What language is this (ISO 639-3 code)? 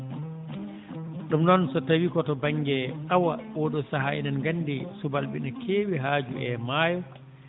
ful